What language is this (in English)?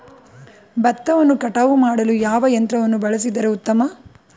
Kannada